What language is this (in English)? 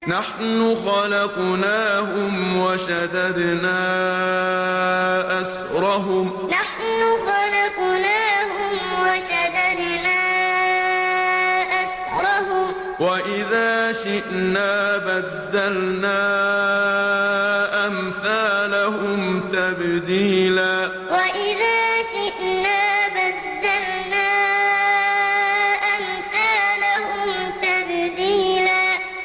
Arabic